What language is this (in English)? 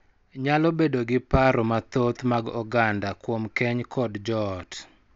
Luo (Kenya and Tanzania)